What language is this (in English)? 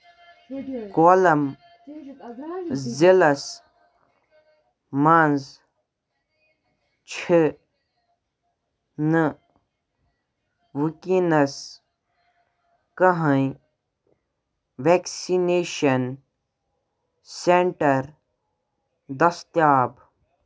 Kashmiri